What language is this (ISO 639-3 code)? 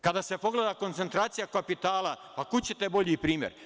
srp